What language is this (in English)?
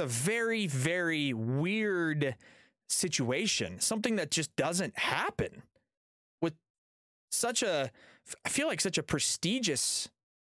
English